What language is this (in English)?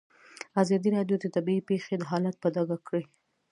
Pashto